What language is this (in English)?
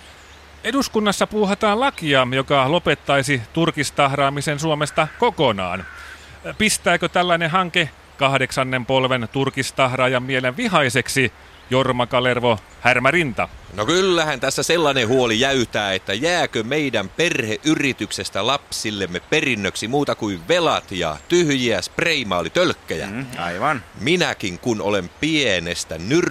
Finnish